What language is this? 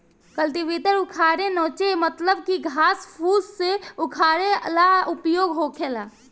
Bhojpuri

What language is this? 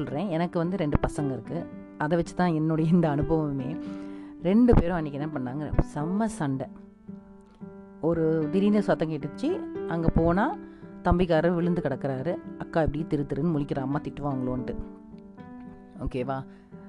Tamil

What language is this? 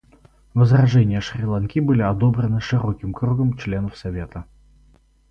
Russian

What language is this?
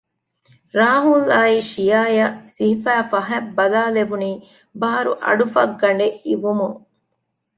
Divehi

